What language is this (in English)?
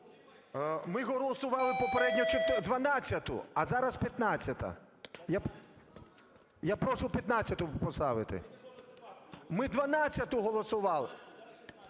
Ukrainian